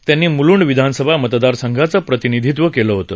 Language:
Marathi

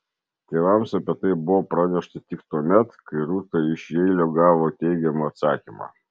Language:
Lithuanian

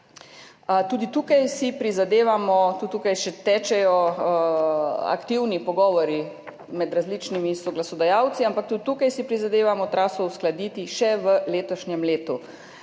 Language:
Slovenian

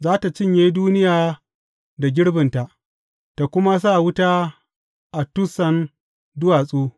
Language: Hausa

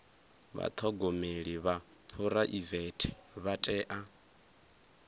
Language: Venda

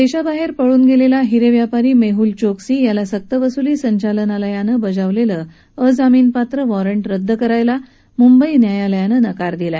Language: Marathi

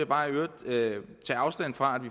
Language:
Danish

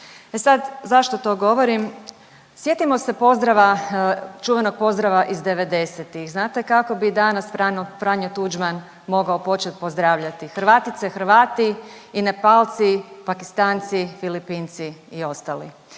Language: Croatian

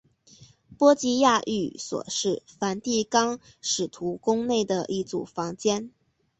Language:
Chinese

